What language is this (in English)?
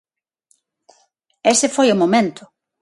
Galician